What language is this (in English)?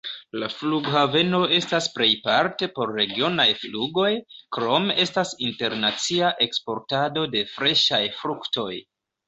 Esperanto